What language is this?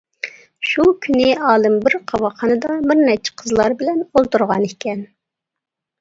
Uyghur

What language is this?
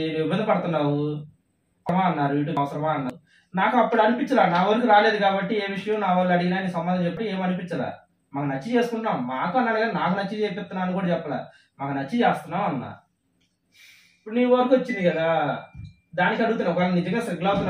Romanian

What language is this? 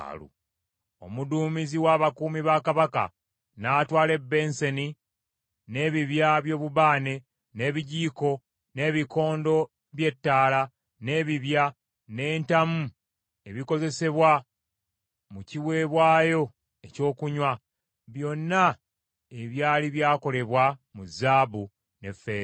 Ganda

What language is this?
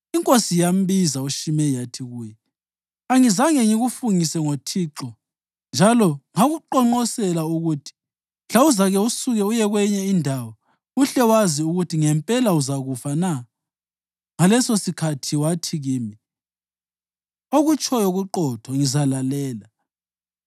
North Ndebele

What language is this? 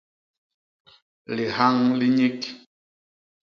Basaa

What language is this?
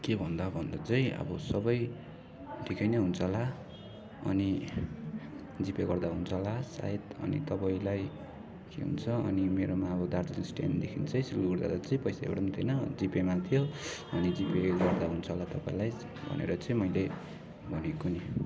Nepali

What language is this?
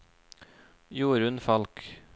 Norwegian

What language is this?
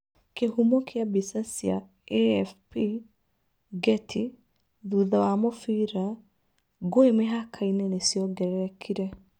Kikuyu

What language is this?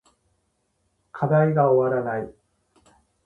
Japanese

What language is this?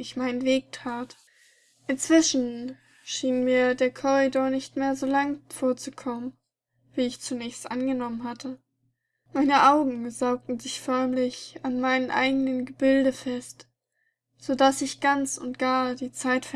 German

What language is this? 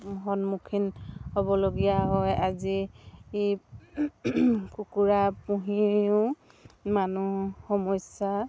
Assamese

